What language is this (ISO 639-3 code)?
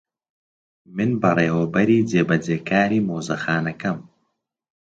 ckb